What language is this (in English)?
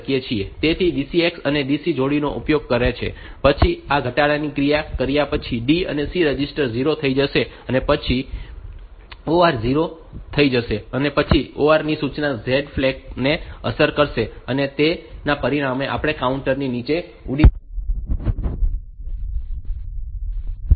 Gujarati